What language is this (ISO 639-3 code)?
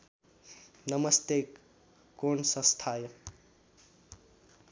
nep